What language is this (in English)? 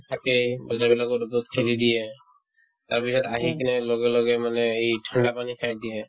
Assamese